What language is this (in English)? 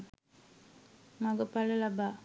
Sinhala